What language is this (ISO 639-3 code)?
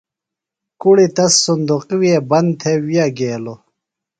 phl